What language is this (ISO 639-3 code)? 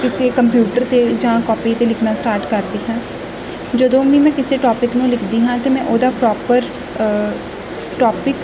pan